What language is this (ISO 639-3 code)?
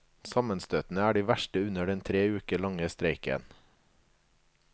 nor